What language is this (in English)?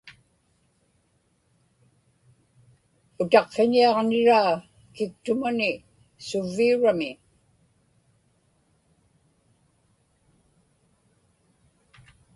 Inupiaq